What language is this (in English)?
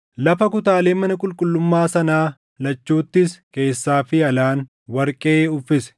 Oromo